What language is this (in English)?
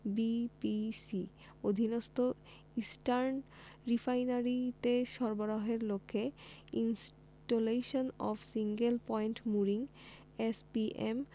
Bangla